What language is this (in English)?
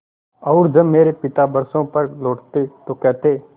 Hindi